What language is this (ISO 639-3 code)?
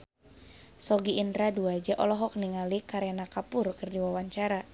sun